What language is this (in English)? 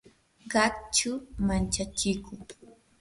Yanahuanca Pasco Quechua